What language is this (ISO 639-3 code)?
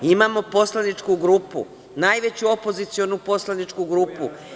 srp